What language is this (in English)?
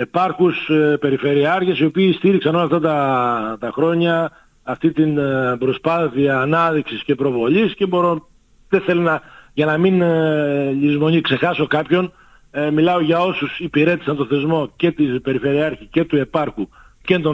Greek